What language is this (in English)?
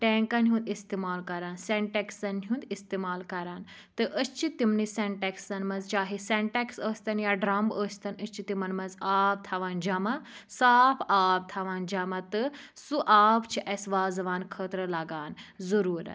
Kashmiri